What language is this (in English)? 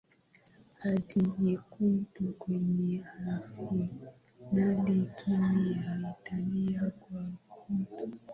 Swahili